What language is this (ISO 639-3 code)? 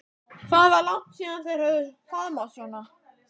isl